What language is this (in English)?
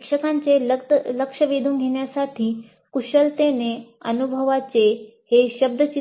Marathi